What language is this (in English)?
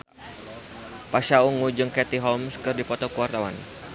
Sundanese